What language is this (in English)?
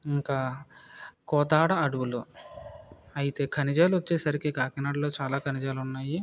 Telugu